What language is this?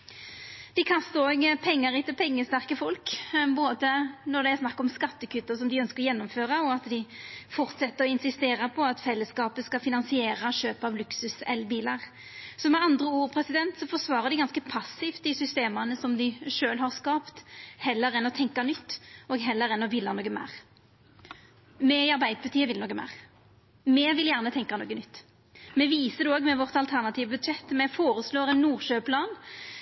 Norwegian Nynorsk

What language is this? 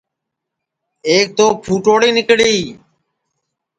Sansi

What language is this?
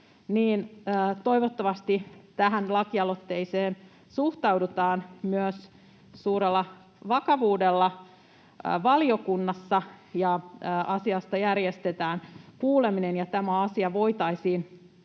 Finnish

